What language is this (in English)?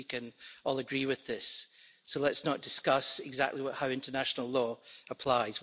English